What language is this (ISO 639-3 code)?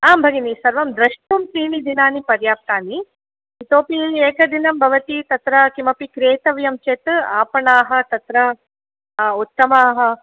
san